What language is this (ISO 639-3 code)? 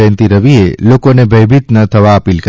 guj